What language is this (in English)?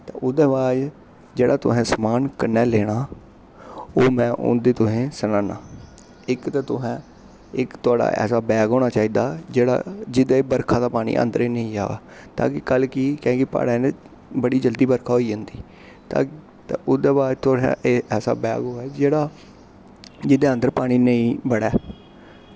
Dogri